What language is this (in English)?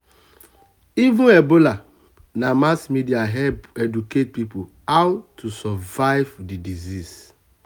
Nigerian Pidgin